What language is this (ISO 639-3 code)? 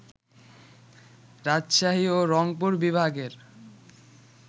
ben